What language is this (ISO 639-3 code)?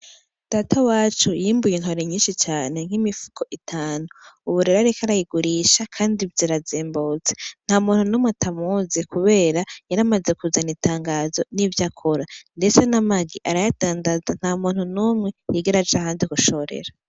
run